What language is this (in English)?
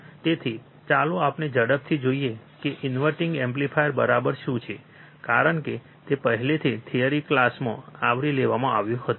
Gujarati